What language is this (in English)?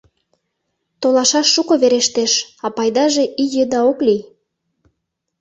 Mari